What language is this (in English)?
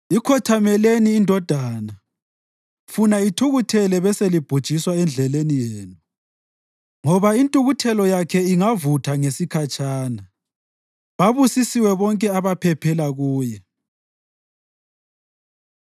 North Ndebele